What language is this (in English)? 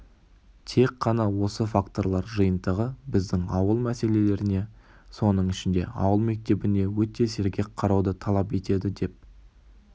Kazakh